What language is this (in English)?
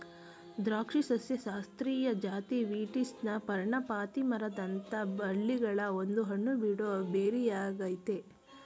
Kannada